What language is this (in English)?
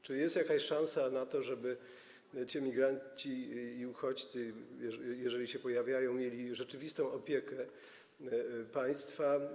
Polish